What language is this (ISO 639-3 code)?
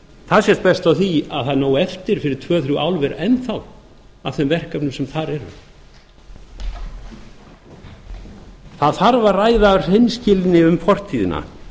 isl